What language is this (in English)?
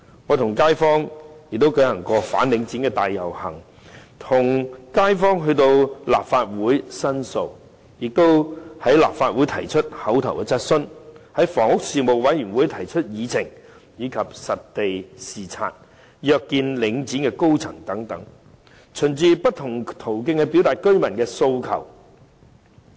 Cantonese